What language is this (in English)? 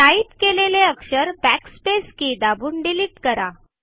Marathi